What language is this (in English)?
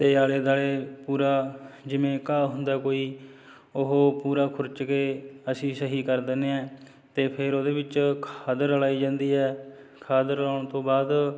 Punjabi